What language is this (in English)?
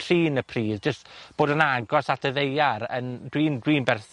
Welsh